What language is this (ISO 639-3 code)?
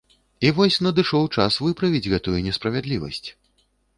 bel